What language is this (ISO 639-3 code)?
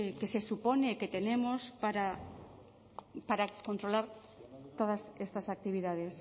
spa